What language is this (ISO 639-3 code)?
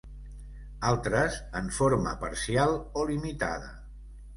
cat